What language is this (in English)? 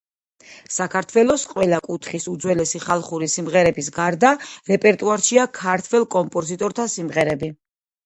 Georgian